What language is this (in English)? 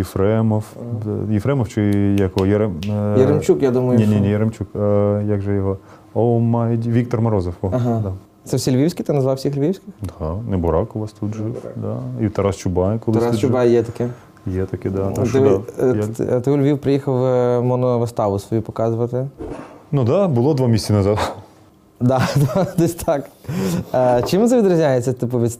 Ukrainian